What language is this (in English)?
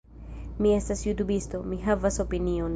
Esperanto